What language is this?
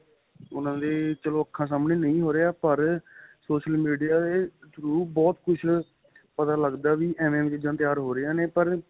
Punjabi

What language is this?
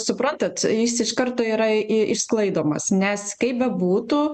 Lithuanian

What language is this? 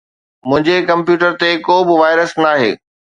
Sindhi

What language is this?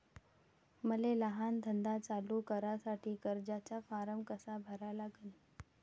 Marathi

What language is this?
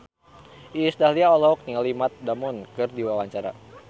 Sundanese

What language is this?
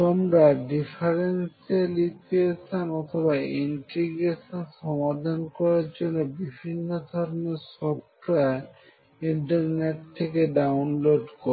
Bangla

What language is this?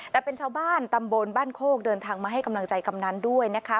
Thai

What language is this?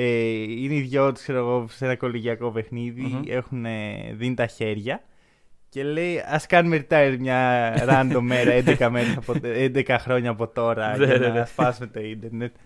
Greek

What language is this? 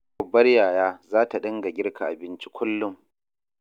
Hausa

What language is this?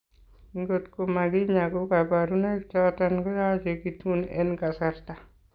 Kalenjin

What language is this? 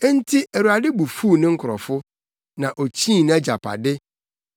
Akan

